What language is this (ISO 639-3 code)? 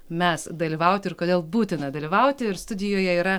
lit